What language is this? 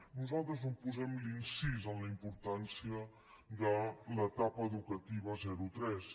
Catalan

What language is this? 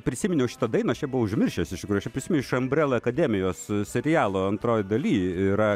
Lithuanian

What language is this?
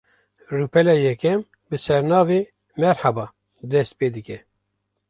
Kurdish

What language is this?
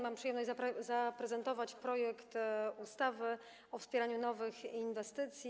Polish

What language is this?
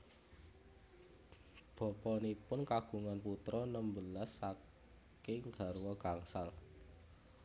Javanese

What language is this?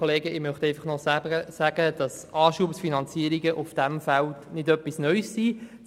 Swiss German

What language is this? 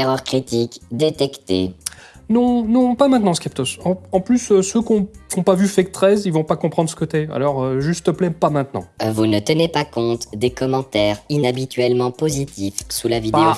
French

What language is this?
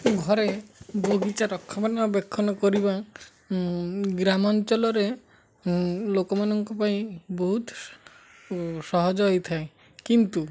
Odia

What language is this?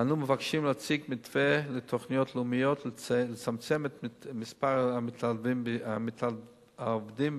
Hebrew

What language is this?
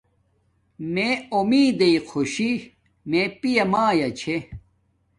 Domaaki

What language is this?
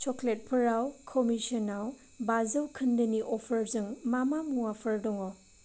Bodo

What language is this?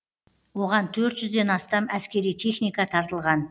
Kazakh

